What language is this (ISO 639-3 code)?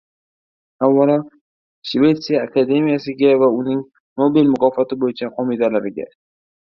uzb